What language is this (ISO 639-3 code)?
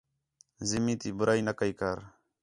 xhe